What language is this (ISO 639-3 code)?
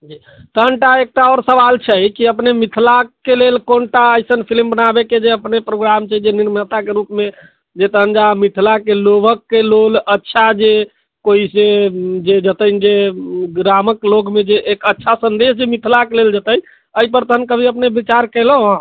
mai